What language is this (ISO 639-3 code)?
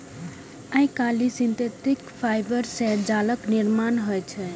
mai